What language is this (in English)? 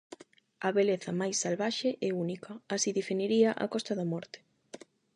Galician